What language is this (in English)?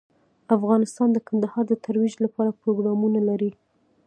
Pashto